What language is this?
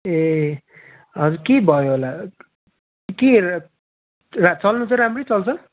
Nepali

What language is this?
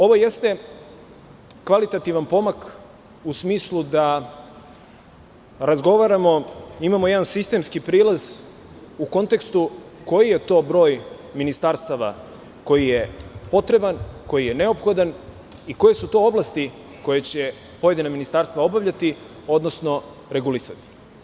Serbian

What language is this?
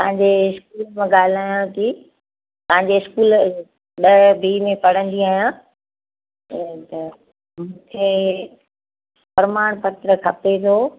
Sindhi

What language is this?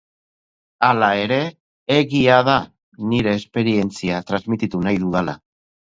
Basque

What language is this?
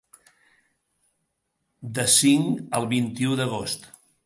Catalan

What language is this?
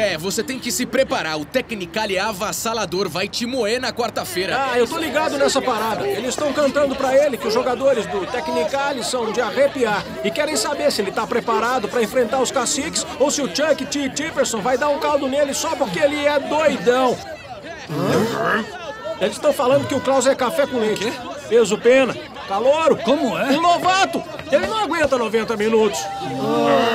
Portuguese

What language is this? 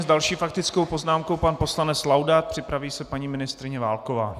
Czech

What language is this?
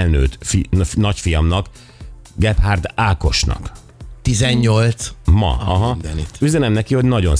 Hungarian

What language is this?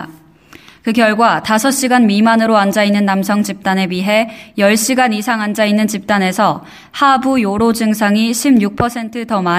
Korean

